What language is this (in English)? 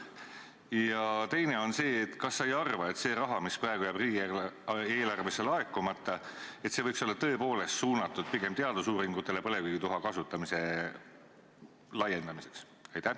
Estonian